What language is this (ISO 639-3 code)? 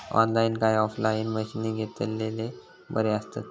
mar